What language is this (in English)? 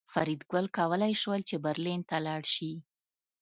Pashto